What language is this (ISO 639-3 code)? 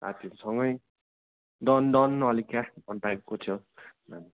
nep